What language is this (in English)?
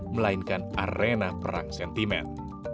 Indonesian